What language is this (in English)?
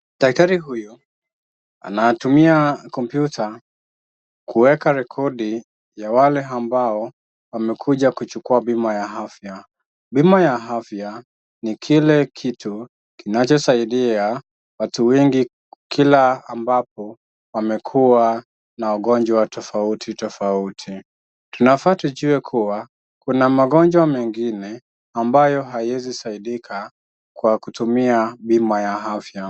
Swahili